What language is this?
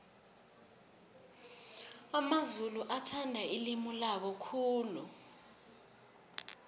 South Ndebele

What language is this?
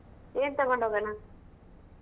Kannada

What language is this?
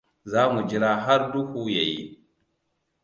Hausa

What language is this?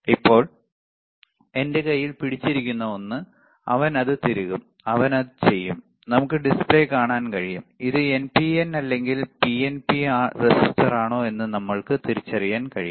Malayalam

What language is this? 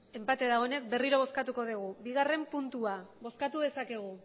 Basque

